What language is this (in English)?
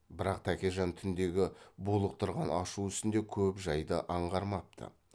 Kazakh